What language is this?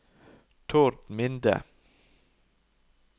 Norwegian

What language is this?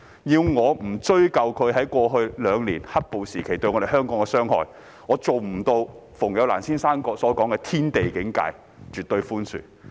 Cantonese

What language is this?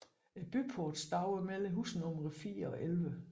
Danish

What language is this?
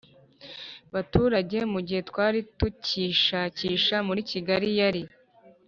Kinyarwanda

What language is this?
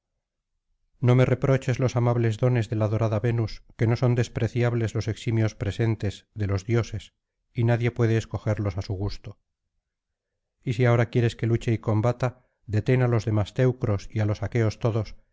Spanish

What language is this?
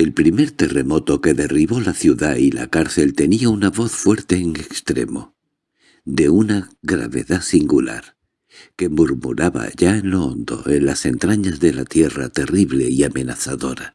Spanish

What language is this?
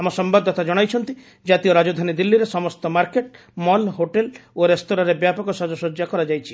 Odia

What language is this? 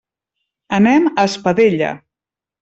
Catalan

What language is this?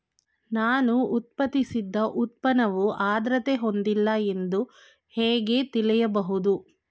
Kannada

